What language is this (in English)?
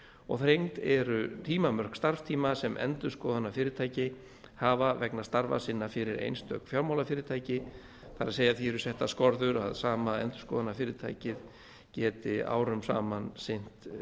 Icelandic